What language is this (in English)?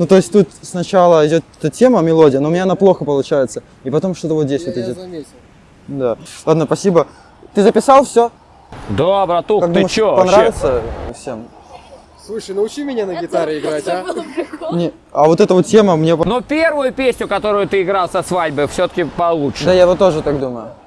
Russian